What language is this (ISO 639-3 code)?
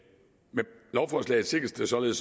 dan